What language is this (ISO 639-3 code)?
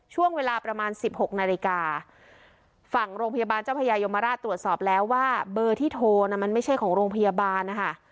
tha